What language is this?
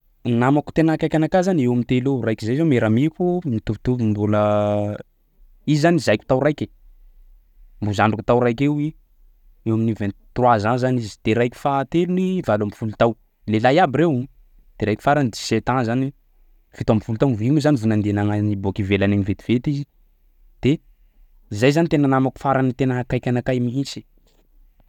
Sakalava Malagasy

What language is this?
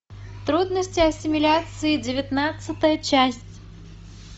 Russian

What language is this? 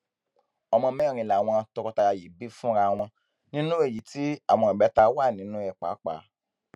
Yoruba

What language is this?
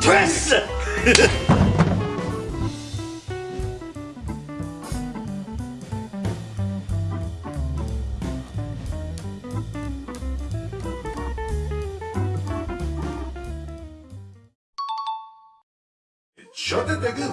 Korean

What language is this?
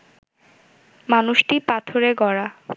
Bangla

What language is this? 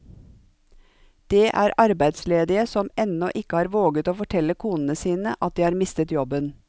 Norwegian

